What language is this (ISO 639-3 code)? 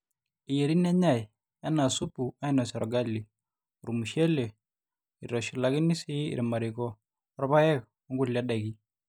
mas